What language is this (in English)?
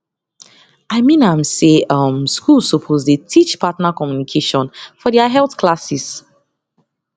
Nigerian Pidgin